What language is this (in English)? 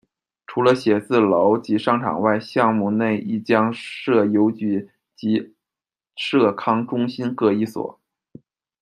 Chinese